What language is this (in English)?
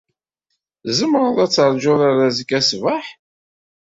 Kabyle